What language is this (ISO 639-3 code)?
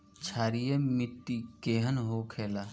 bho